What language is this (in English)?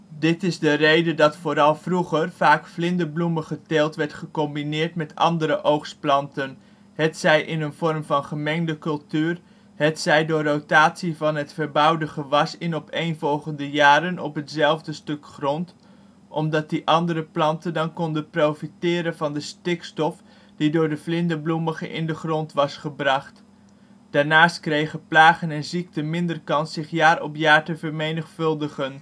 Dutch